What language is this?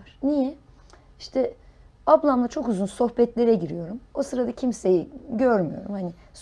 Turkish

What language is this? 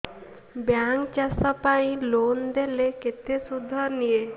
Odia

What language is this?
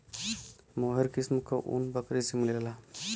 Bhojpuri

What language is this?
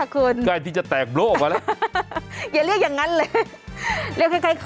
Thai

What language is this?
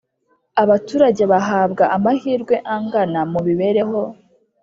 Kinyarwanda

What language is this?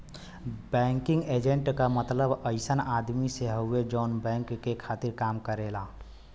Bhojpuri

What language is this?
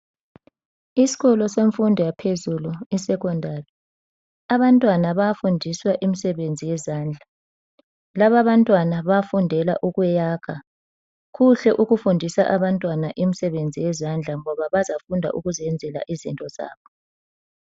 North Ndebele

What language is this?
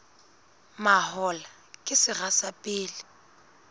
Southern Sotho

